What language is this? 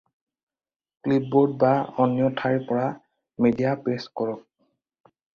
Assamese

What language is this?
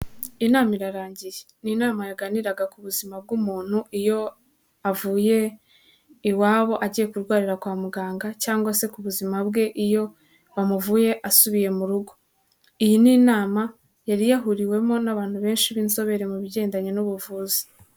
Kinyarwanda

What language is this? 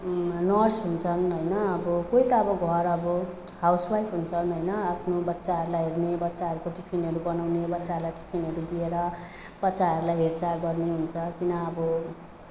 Nepali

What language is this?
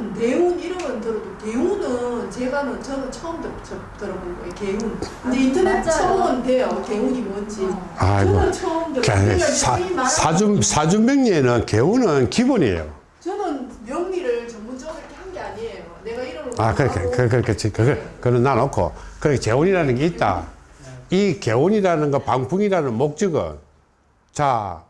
Korean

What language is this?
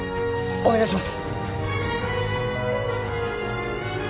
Japanese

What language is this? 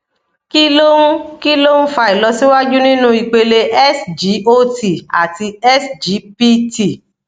Yoruba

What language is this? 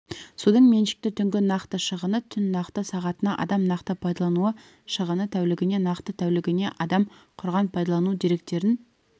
Kazakh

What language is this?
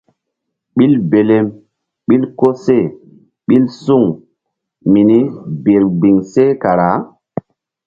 Mbum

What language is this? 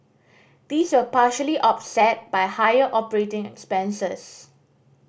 English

